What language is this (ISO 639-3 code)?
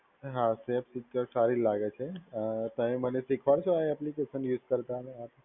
guj